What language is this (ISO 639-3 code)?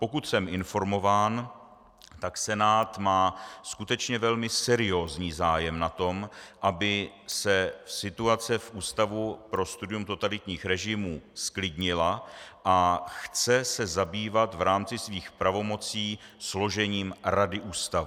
ces